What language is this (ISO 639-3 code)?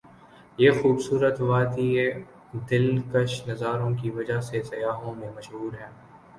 urd